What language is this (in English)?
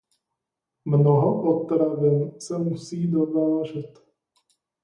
Czech